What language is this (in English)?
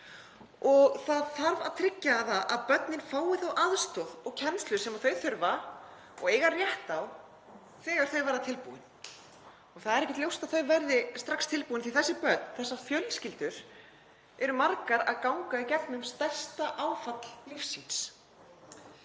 Icelandic